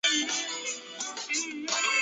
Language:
Chinese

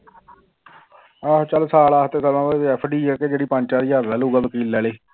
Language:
Punjabi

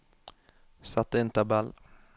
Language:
Norwegian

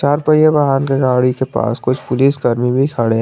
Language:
Hindi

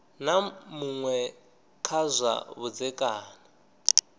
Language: Venda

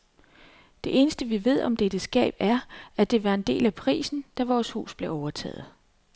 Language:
Danish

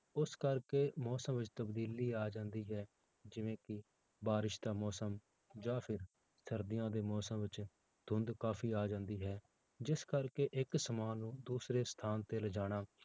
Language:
Punjabi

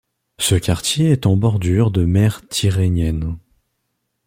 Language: French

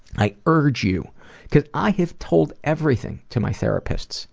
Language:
English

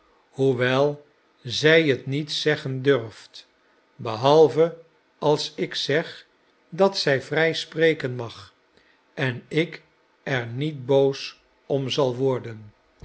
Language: Dutch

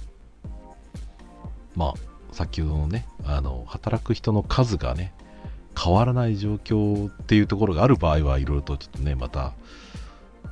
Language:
Japanese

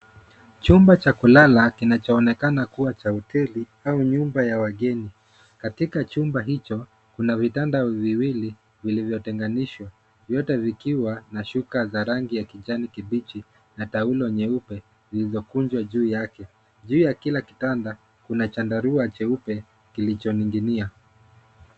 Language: Swahili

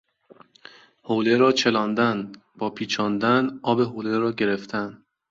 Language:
Persian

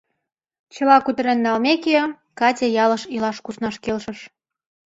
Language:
Mari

